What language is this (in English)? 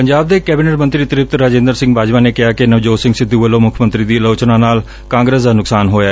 Punjabi